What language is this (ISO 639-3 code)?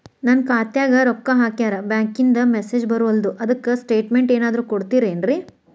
kan